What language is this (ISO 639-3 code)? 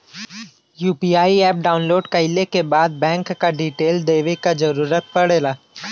bho